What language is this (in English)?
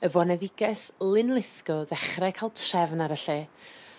Welsh